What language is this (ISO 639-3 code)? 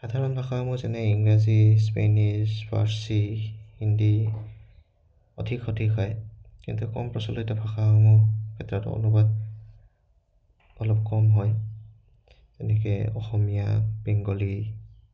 asm